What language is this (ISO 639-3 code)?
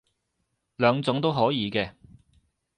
yue